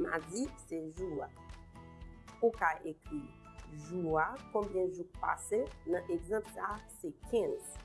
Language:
French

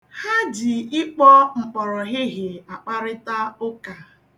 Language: Igbo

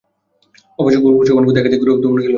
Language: Bangla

